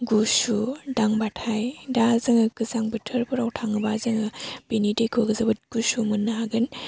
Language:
Bodo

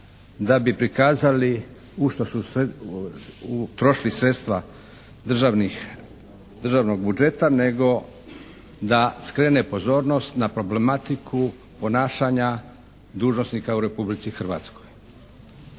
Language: Croatian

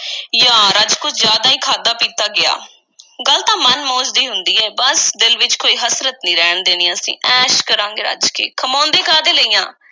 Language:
Punjabi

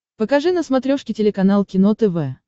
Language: Russian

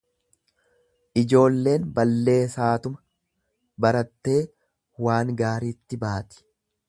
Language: Oromo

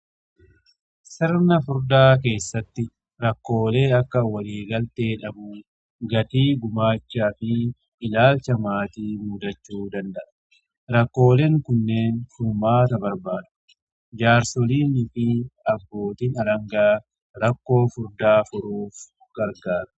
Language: Oromo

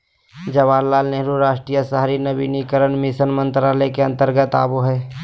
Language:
Magahi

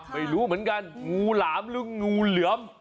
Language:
Thai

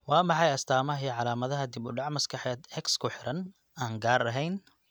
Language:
Somali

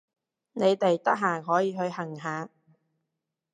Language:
Cantonese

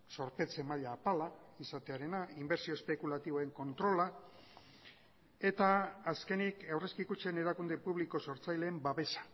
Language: Basque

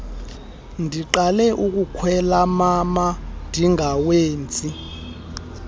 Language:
Xhosa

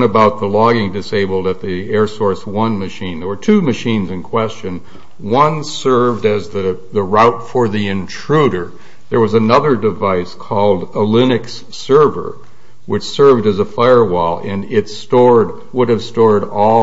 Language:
English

